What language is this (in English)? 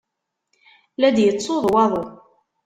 Kabyle